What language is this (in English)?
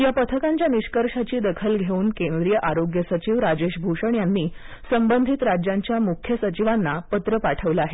Marathi